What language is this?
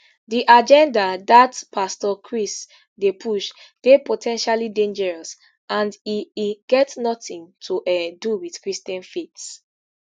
Nigerian Pidgin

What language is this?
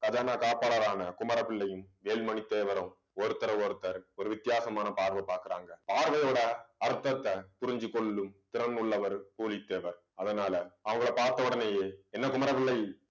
Tamil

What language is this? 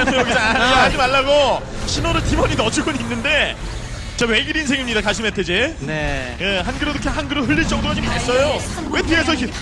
Korean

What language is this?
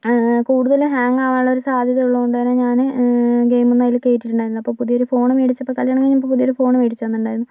Malayalam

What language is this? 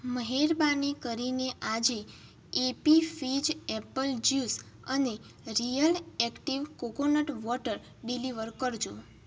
Gujarati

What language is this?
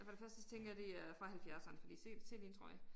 Danish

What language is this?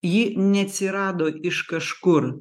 Lithuanian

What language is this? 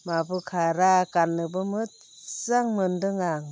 Bodo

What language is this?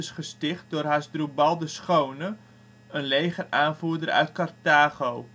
Dutch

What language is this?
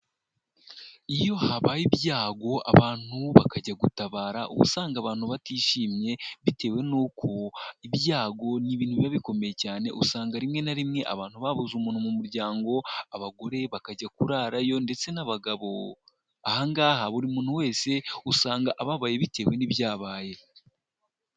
Kinyarwanda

